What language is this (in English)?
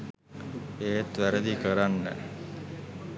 Sinhala